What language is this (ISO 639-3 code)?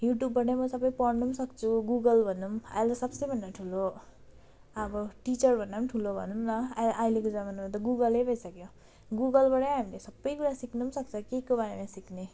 nep